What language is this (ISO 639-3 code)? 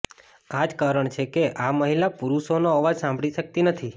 guj